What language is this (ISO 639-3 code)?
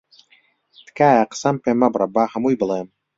ckb